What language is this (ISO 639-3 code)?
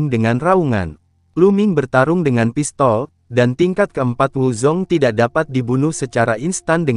ind